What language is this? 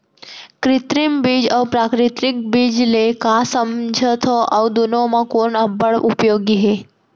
Chhattisgarhi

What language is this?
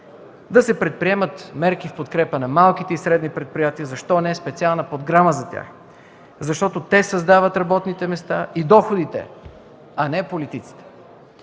Bulgarian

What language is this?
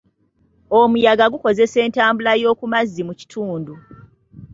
Ganda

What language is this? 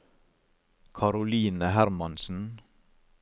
Norwegian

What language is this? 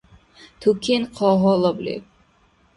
Dargwa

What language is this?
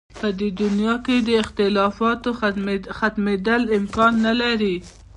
Pashto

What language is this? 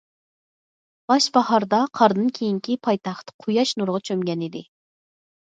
Uyghur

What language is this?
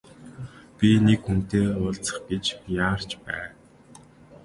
Mongolian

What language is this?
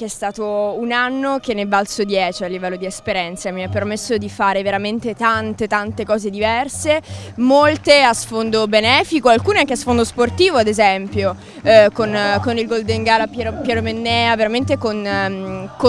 Italian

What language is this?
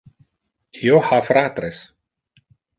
Interlingua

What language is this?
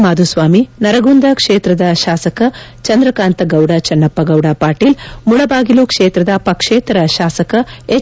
Kannada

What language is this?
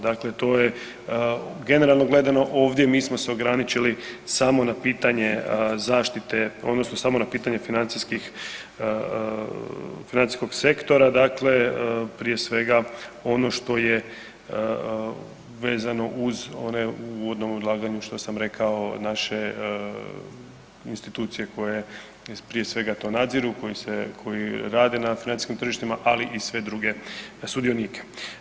Croatian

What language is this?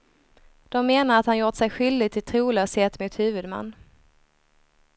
Swedish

